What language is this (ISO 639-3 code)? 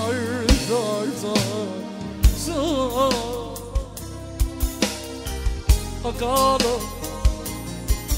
bul